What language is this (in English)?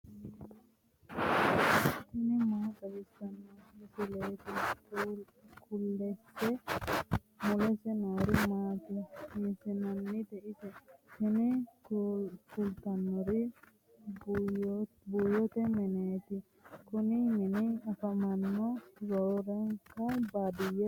Sidamo